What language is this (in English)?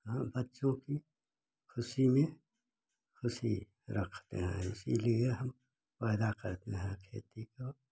Hindi